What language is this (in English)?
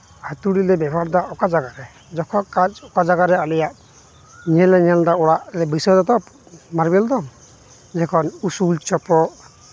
Santali